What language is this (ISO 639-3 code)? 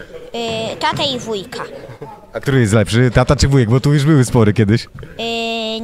pol